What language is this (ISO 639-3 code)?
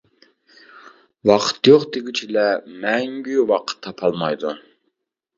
uig